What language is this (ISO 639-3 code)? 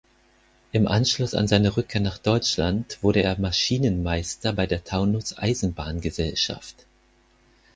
deu